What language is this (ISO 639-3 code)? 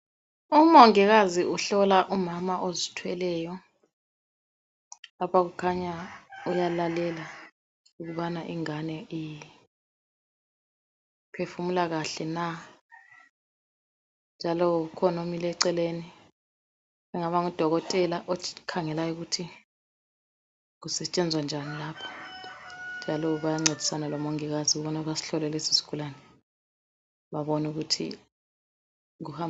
nde